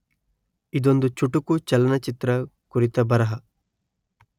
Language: Kannada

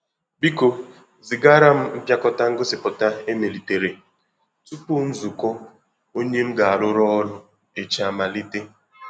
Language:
Igbo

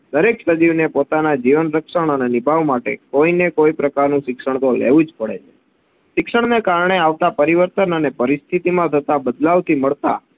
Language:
Gujarati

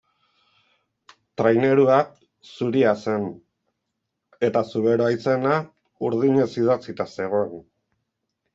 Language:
Basque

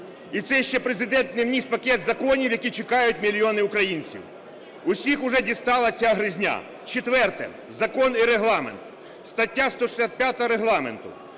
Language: Ukrainian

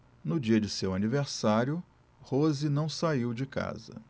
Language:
Portuguese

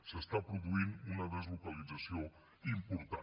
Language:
Catalan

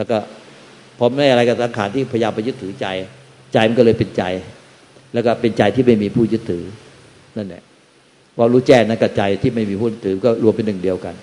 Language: Thai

